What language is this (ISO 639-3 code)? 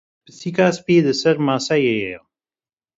kur